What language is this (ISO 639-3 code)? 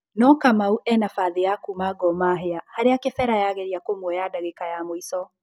kik